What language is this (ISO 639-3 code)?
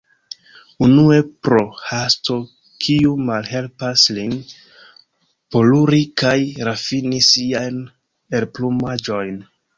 epo